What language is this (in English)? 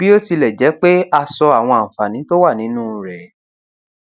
Yoruba